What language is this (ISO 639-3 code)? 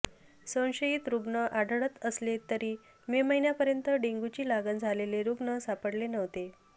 mar